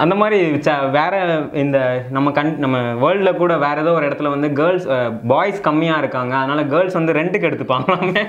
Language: Tamil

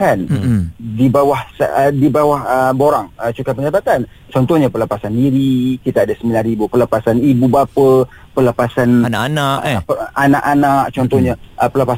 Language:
Malay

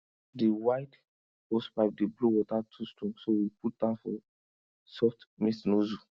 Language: Nigerian Pidgin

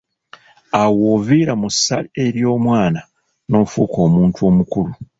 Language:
Ganda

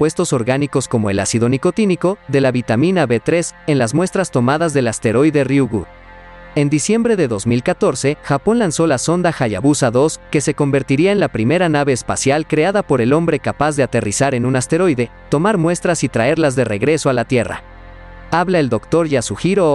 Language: Spanish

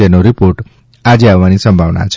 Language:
Gujarati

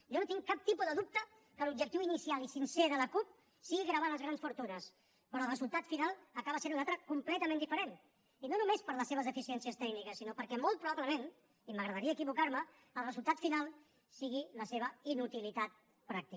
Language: Catalan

